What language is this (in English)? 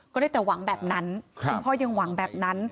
Thai